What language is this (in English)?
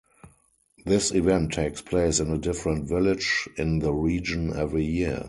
English